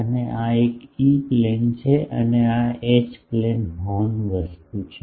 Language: Gujarati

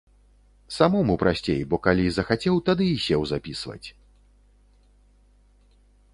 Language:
Belarusian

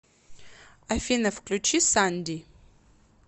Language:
Russian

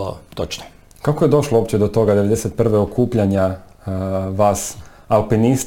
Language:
Croatian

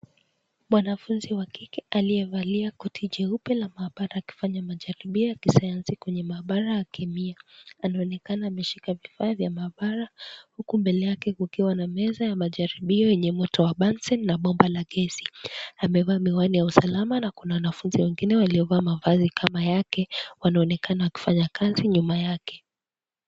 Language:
Swahili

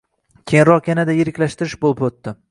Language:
Uzbek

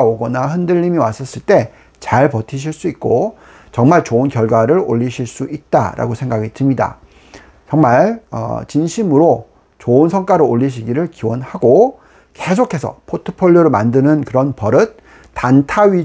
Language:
Korean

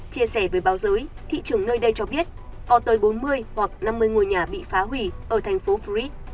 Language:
Vietnamese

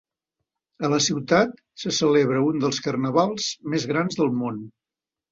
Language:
Catalan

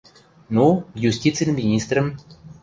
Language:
Western Mari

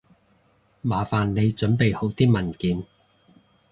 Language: Cantonese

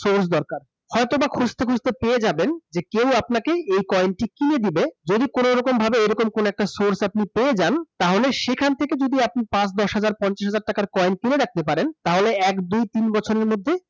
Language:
Bangla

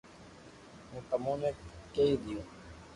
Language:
Loarki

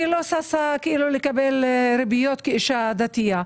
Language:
Hebrew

